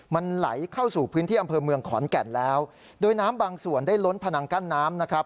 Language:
Thai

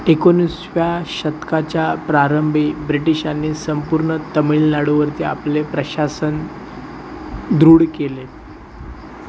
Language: Marathi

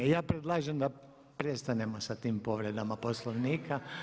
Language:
Croatian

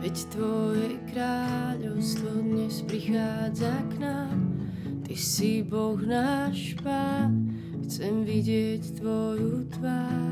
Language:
Slovak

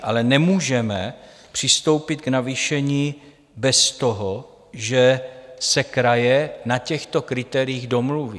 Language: Czech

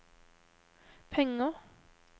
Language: Norwegian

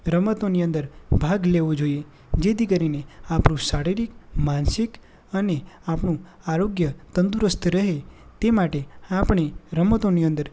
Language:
Gujarati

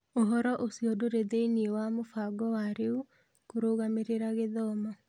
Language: Kikuyu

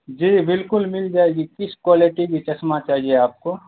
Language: Urdu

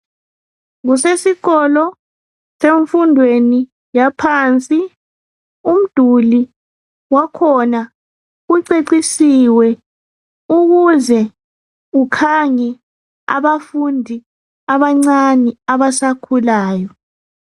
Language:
North Ndebele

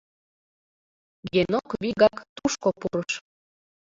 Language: Mari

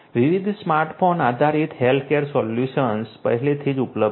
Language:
Gujarati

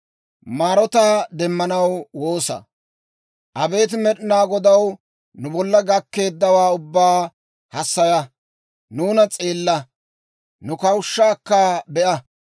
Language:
Dawro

